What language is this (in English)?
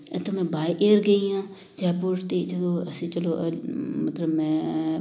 Punjabi